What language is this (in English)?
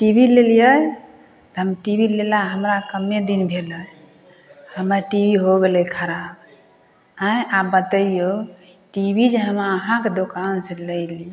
Maithili